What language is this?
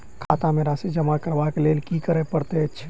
Maithili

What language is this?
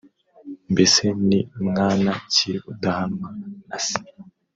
Kinyarwanda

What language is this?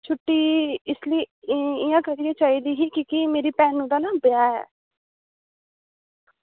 Dogri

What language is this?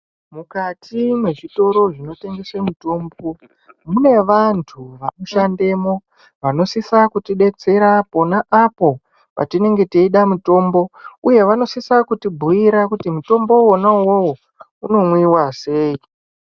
Ndau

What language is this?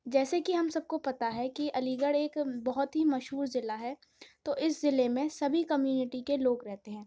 Urdu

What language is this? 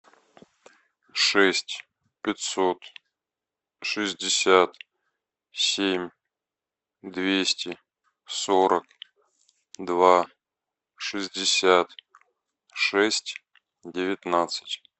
Russian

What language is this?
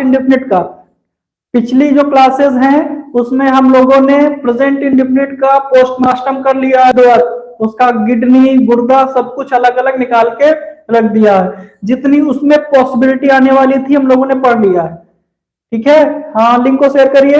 Hindi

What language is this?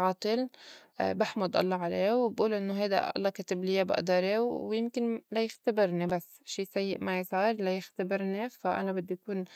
North Levantine Arabic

